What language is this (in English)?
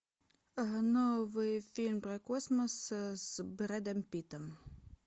Russian